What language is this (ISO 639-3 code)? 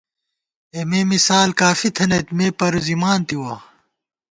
gwt